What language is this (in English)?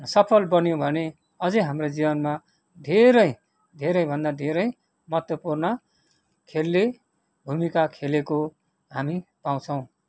Nepali